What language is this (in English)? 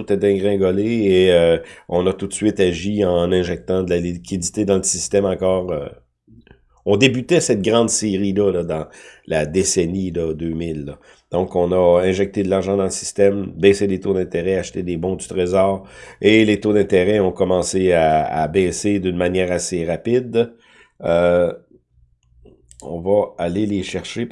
French